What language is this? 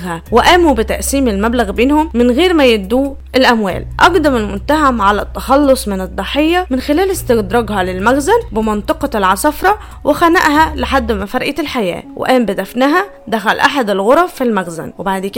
Arabic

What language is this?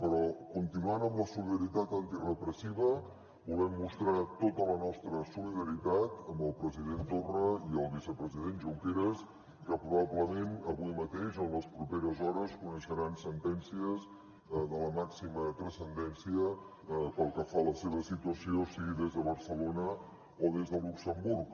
Catalan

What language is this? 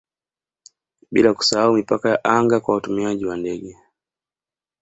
Swahili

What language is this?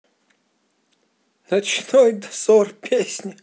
Russian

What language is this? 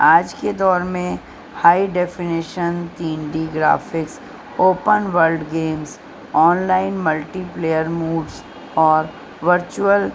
Urdu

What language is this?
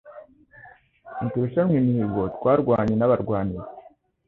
Kinyarwanda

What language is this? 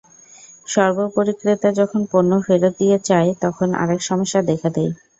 Bangla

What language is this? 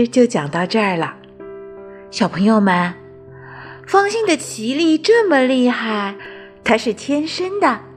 Chinese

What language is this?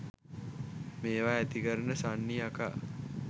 Sinhala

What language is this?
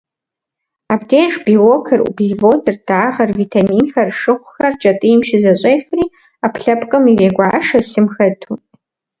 Kabardian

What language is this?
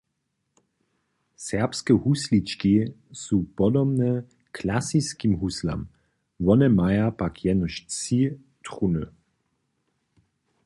Upper Sorbian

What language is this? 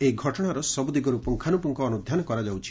Odia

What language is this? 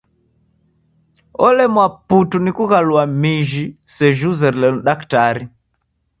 Taita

